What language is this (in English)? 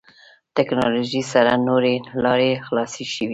Pashto